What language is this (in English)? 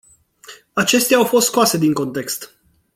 Romanian